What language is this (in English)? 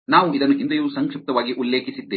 Kannada